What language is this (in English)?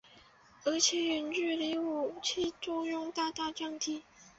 Chinese